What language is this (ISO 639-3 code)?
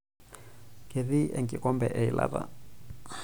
mas